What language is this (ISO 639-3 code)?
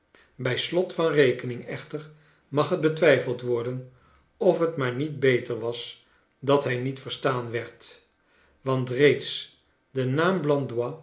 nld